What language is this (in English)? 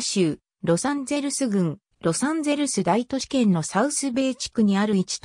Japanese